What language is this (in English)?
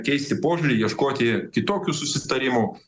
Lithuanian